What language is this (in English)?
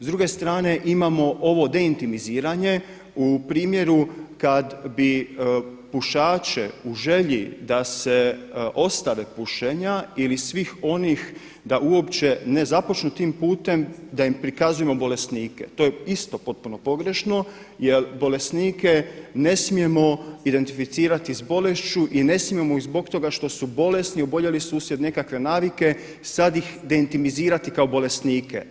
Croatian